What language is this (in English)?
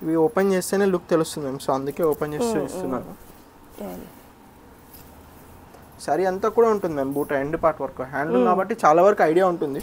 Telugu